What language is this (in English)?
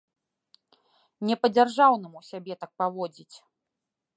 Belarusian